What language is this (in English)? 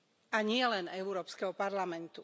Slovak